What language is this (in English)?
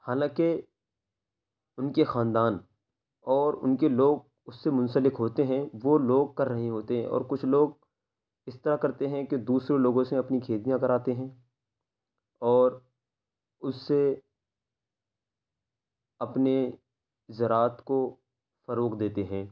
Urdu